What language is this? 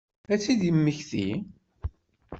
Kabyle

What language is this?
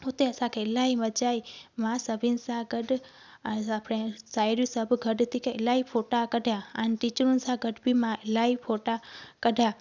Sindhi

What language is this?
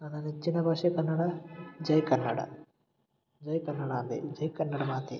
Kannada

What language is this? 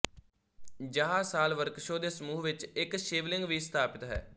Punjabi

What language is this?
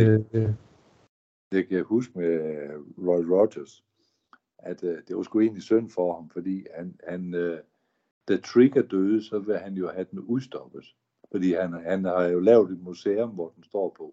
Danish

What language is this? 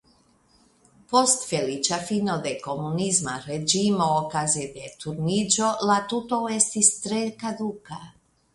Esperanto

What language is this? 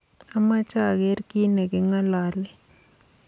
Kalenjin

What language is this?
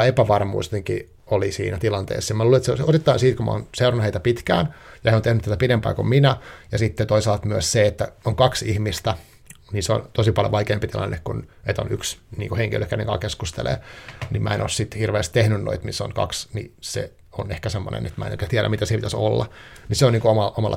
Finnish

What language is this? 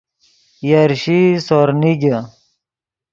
Yidgha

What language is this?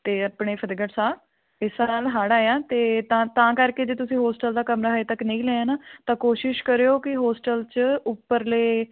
Punjabi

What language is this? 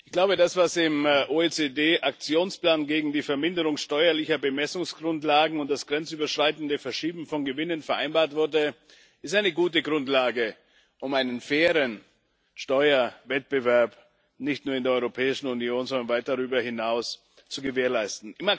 German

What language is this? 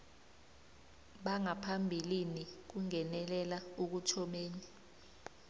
South Ndebele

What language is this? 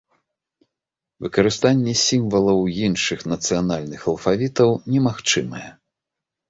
Belarusian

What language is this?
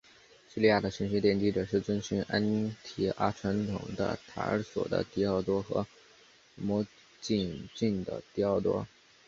Chinese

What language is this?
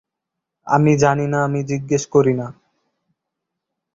Bangla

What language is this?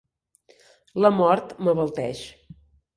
Catalan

